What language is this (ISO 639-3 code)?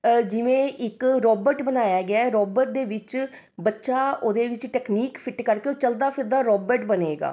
pan